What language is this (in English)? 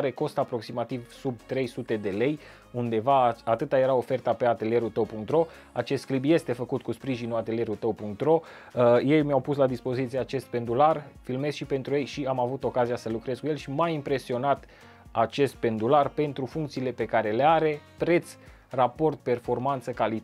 Romanian